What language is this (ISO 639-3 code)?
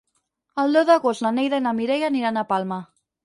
cat